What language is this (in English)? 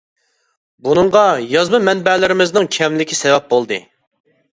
Uyghur